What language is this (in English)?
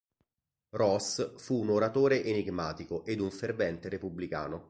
Italian